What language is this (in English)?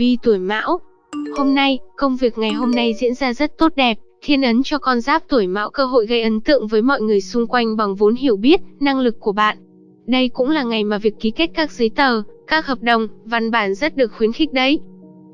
Vietnamese